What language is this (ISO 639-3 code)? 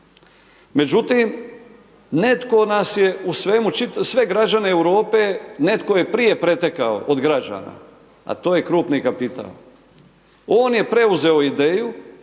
hrv